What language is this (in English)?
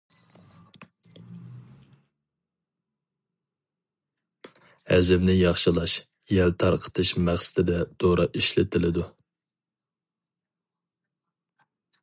Uyghur